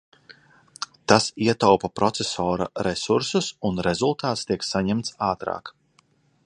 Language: Latvian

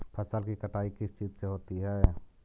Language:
Magahi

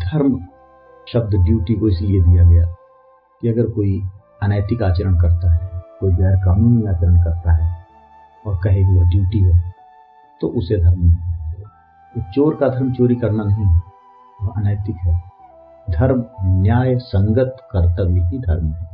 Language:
Hindi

